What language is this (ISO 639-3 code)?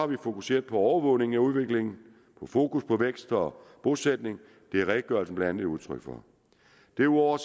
dan